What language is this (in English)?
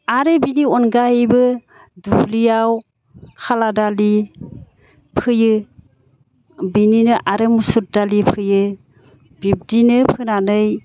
Bodo